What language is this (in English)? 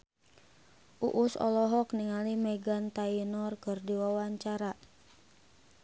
Sundanese